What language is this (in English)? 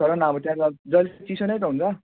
Nepali